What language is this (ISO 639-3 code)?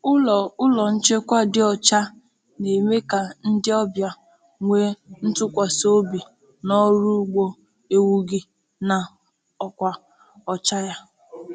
ibo